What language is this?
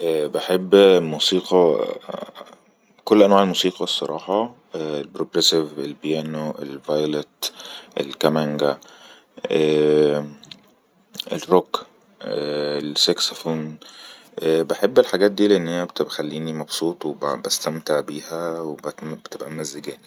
Egyptian Arabic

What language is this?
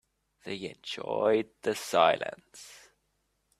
English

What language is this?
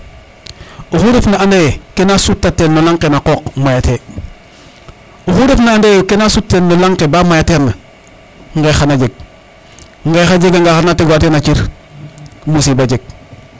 Serer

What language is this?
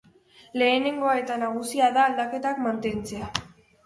Basque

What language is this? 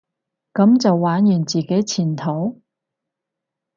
Cantonese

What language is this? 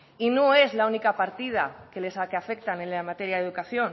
Spanish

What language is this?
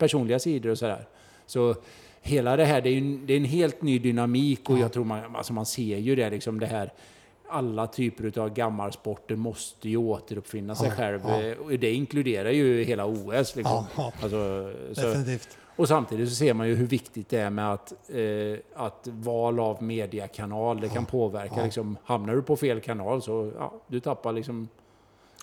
Swedish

